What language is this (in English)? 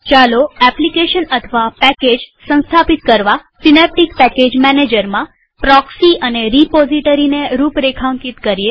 Gujarati